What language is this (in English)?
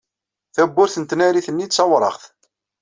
Kabyle